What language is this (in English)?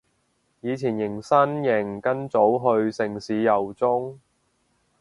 Cantonese